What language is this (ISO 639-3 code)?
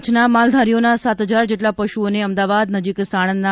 guj